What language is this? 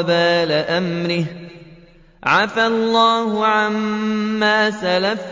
Arabic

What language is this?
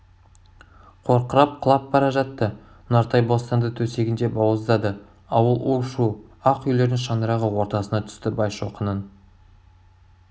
Kazakh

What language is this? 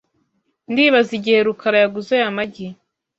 Kinyarwanda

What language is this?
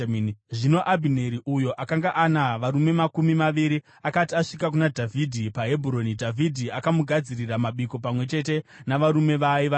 Shona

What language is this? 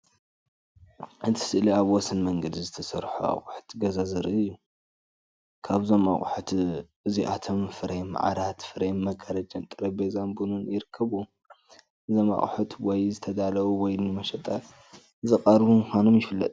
Tigrinya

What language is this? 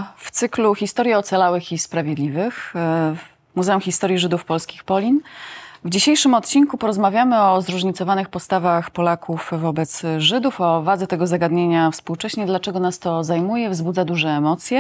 Polish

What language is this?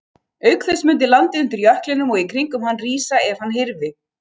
Icelandic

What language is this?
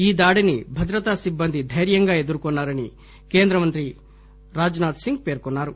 Telugu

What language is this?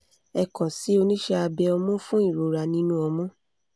Yoruba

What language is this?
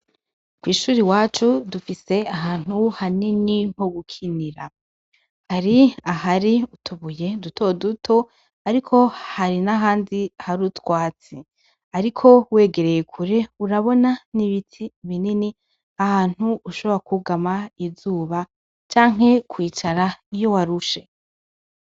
Rundi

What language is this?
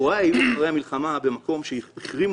Hebrew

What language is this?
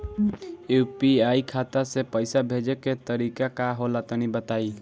Bhojpuri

